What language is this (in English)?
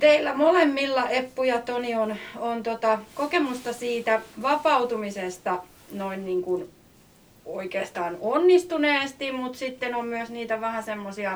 Finnish